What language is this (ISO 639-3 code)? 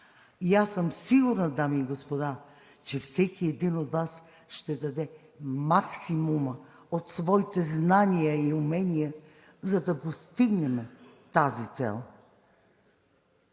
bul